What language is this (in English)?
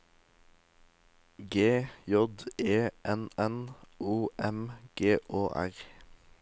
Norwegian